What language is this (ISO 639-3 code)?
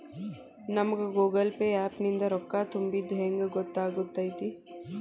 kan